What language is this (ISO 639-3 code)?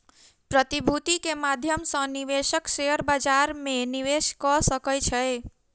mai